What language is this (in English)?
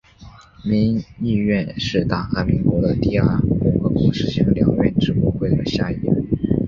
Chinese